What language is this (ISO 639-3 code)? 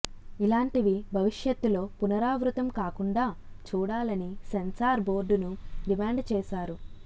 tel